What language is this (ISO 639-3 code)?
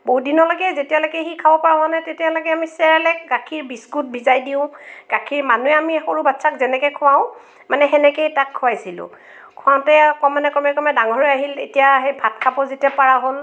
asm